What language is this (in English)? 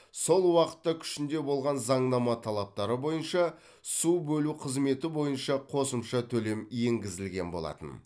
Kazakh